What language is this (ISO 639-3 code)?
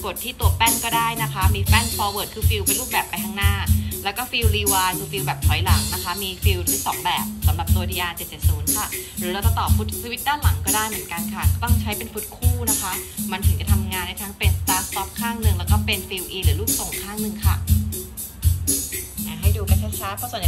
tha